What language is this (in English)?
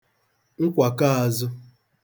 Igbo